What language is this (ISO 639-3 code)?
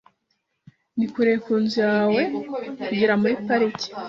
kin